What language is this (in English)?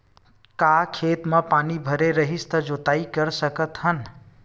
Chhattisgarhi